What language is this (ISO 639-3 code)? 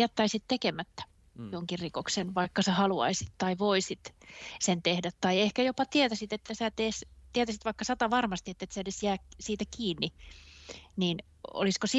fin